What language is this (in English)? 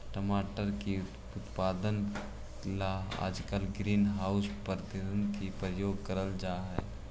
Magahi